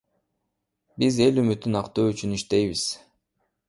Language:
Kyrgyz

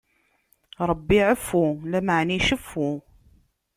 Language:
Kabyle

